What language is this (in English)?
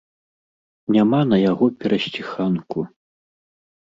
Belarusian